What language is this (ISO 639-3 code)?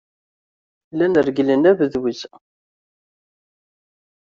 kab